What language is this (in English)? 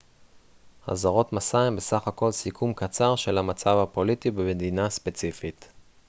Hebrew